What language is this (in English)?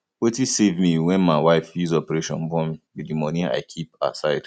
Nigerian Pidgin